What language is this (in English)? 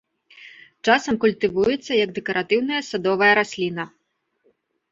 Belarusian